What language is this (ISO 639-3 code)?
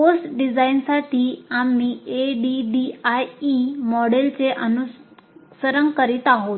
mar